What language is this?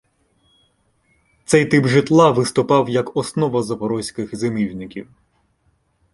Ukrainian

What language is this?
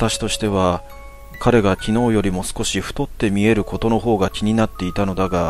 Japanese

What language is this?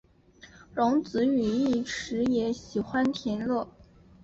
Chinese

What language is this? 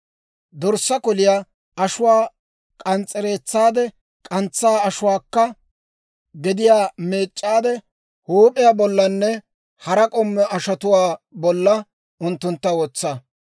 Dawro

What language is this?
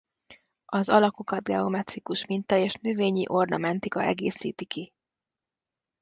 Hungarian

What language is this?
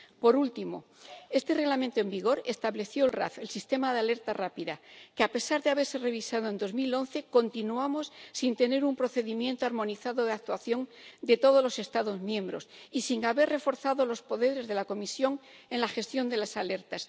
Spanish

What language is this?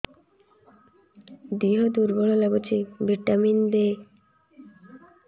Odia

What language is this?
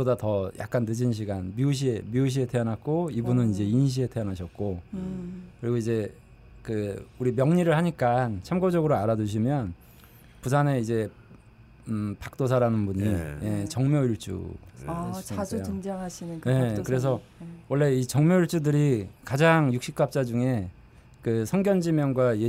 Korean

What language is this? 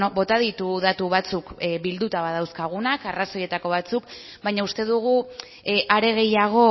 Basque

